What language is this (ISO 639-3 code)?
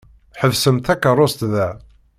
kab